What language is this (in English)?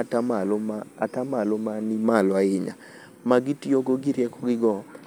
Luo (Kenya and Tanzania)